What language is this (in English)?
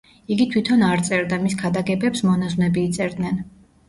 Georgian